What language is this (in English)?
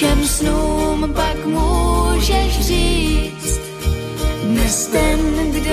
Slovak